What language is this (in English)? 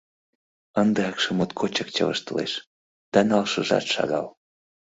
Mari